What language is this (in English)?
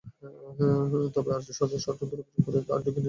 Bangla